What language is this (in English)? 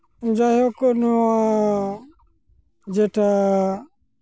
Santali